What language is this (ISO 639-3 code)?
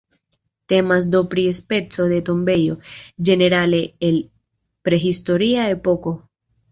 epo